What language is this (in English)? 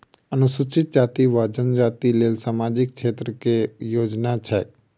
Maithili